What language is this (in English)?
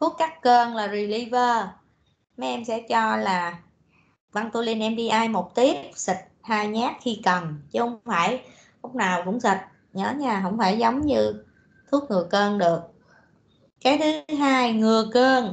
Vietnamese